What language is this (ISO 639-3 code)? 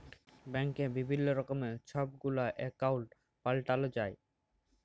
ben